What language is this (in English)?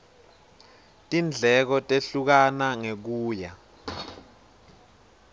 Swati